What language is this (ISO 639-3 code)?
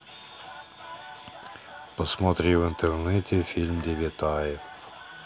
rus